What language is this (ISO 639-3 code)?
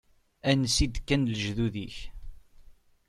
kab